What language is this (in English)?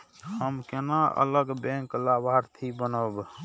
Maithili